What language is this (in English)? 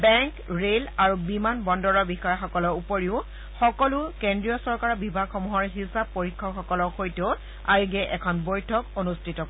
Assamese